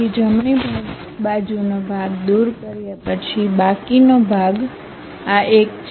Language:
Gujarati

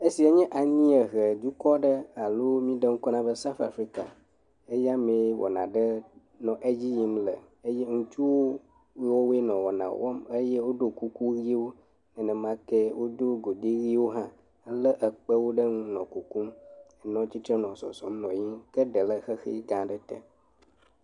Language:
Ewe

